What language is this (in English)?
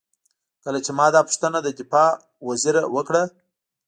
Pashto